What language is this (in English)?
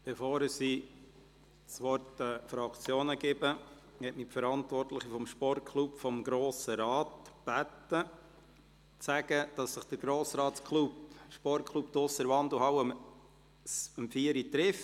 Swiss German